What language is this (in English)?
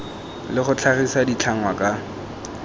Tswana